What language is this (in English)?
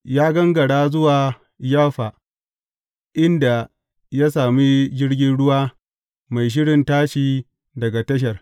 Hausa